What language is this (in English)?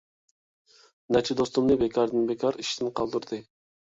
Uyghur